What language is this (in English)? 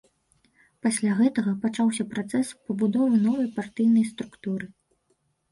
Belarusian